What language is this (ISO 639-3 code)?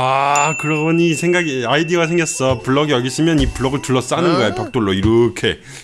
kor